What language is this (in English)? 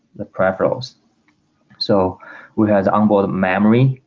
English